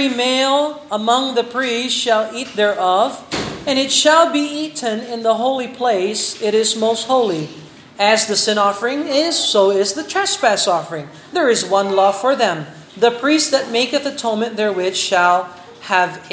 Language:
Filipino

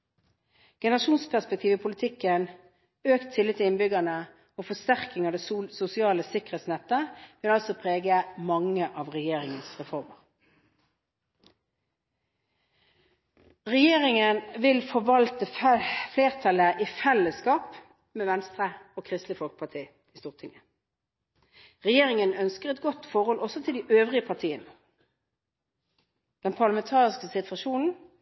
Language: Norwegian Bokmål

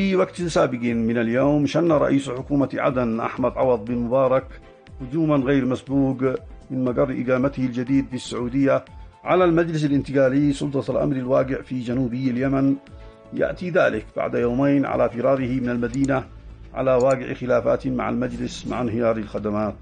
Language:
Arabic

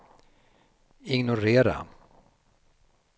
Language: Swedish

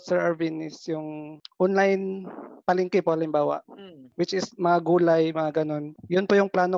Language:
Filipino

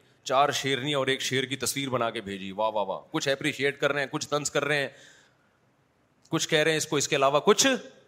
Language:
Urdu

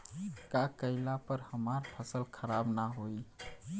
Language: Bhojpuri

